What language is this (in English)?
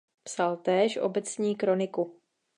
Czech